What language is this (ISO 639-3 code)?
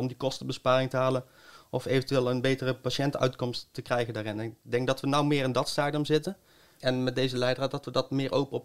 nld